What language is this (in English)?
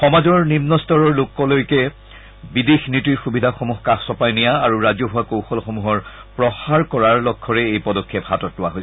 Assamese